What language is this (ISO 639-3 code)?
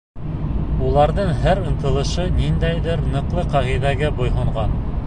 bak